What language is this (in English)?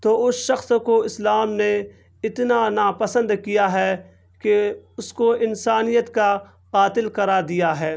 Urdu